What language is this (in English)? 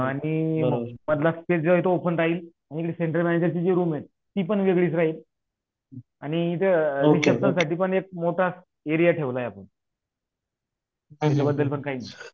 Marathi